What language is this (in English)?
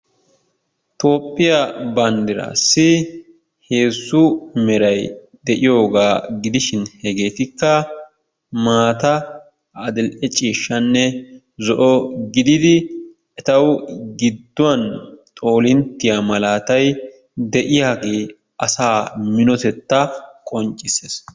Wolaytta